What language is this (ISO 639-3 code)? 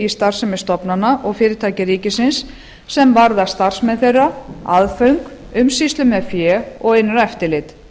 isl